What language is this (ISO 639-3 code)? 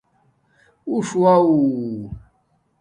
dmk